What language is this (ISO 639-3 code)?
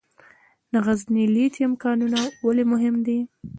pus